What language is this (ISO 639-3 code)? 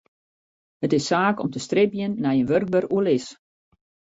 fry